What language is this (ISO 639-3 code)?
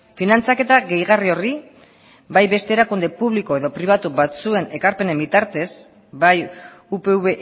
eus